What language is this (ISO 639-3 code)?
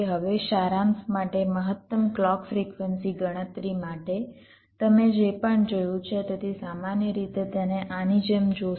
guj